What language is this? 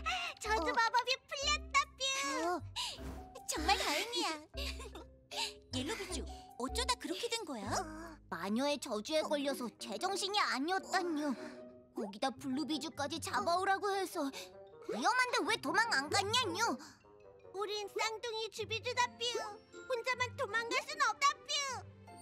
Korean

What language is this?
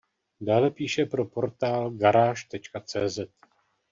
Czech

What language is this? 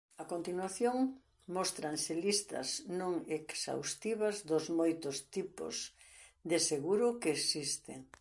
Galician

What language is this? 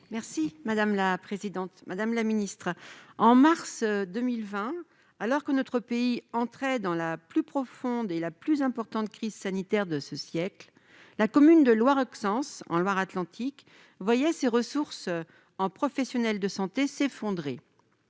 French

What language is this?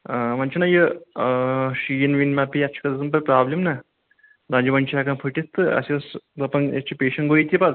Kashmiri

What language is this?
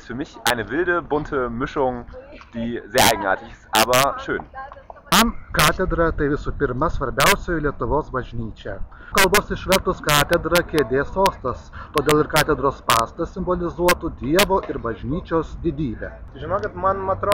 Russian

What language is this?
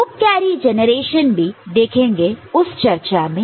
Hindi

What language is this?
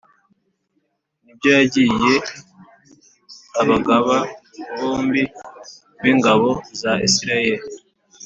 Kinyarwanda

